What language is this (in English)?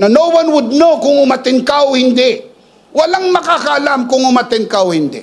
Filipino